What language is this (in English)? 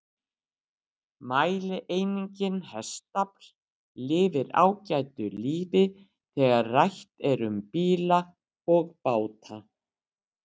Icelandic